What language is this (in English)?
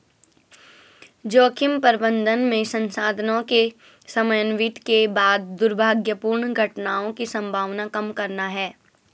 Hindi